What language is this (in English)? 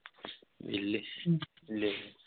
Punjabi